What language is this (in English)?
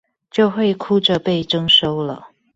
Chinese